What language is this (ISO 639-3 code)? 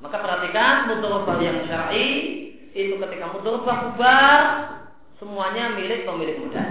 ind